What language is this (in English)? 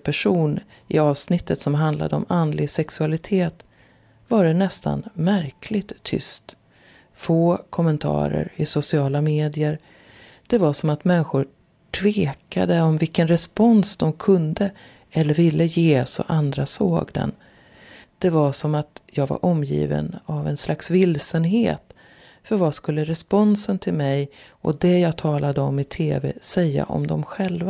Swedish